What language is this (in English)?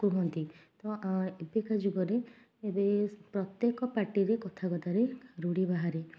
Odia